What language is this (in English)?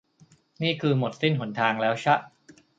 Thai